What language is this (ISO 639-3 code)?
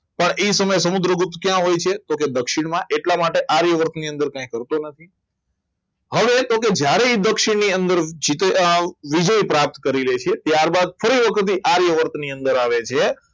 guj